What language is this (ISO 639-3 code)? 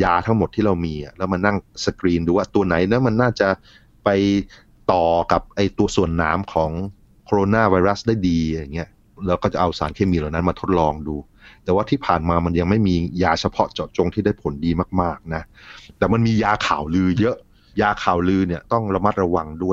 tha